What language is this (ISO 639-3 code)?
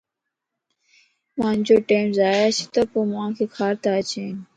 lss